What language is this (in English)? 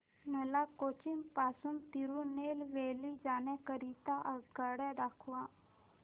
Marathi